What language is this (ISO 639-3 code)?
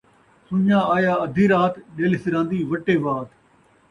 skr